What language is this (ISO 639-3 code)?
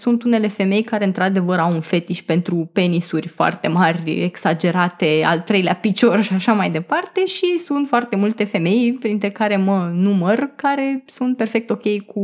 ron